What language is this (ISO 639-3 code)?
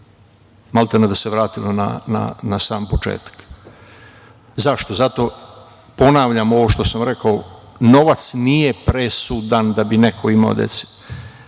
srp